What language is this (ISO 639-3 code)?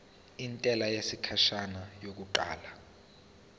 zul